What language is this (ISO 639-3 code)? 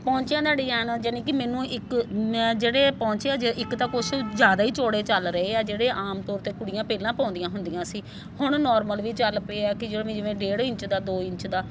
pan